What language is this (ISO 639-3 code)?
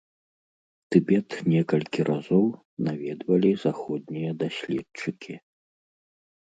bel